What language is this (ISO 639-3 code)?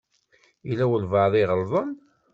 kab